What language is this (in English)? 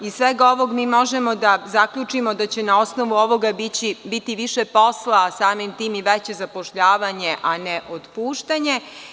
Serbian